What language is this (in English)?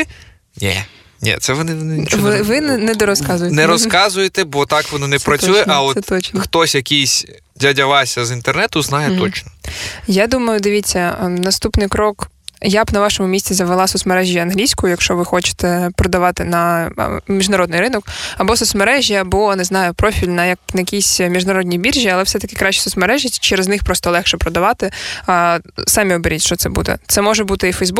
Ukrainian